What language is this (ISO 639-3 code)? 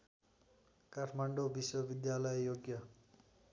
nep